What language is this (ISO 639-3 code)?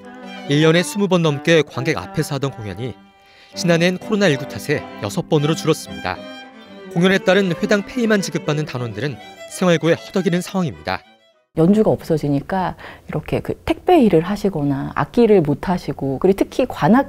kor